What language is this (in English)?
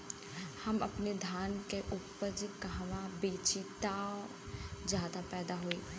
Bhojpuri